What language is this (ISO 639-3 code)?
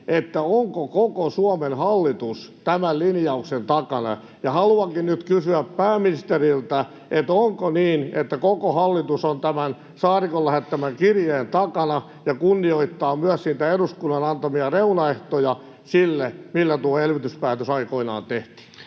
fin